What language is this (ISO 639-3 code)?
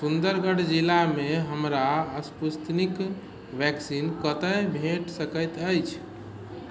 mai